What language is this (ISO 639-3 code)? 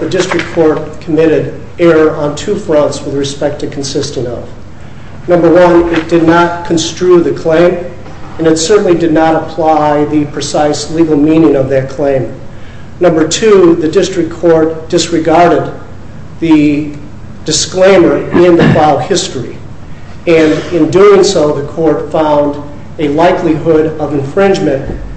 eng